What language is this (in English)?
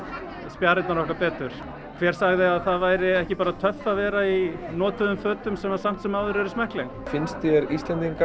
Icelandic